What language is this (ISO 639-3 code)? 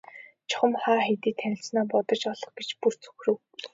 mon